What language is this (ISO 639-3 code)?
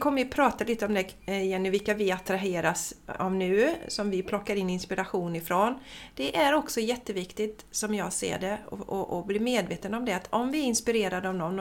swe